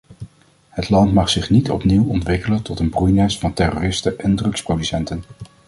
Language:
Dutch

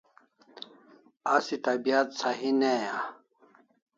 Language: Kalasha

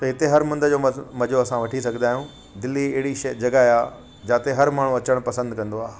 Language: Sindhi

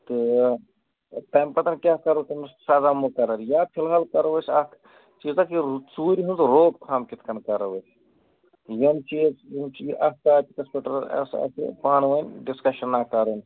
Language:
Kashmiri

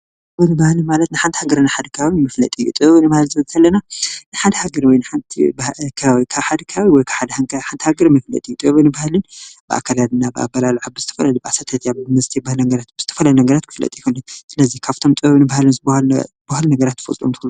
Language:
Tigrinya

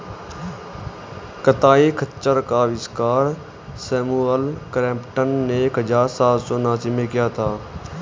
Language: Hindi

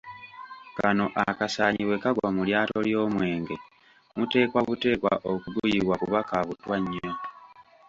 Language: Ganda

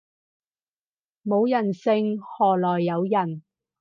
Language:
Cantonese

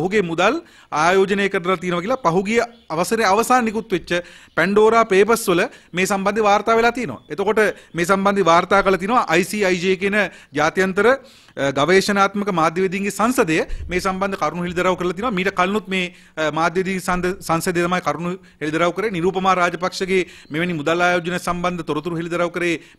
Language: Hindi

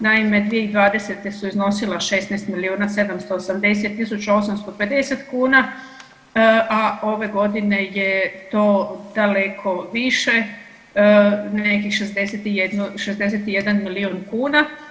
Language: Croatian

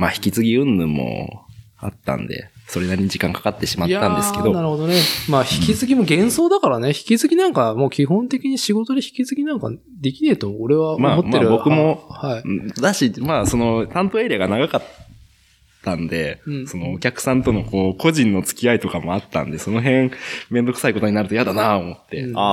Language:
Japanese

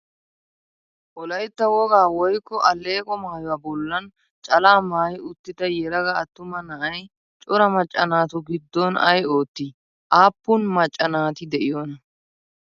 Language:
Wolaytta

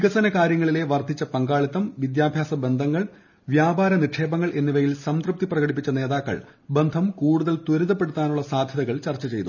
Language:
Malayalam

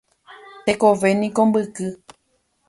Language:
Guarani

